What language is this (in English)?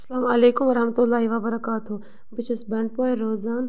Kashmiri